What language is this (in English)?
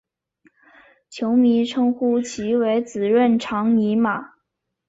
Chinese